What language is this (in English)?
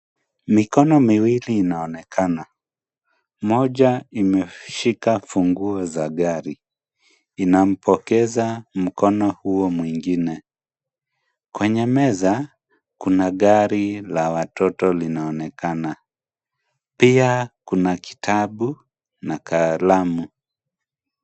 Swahili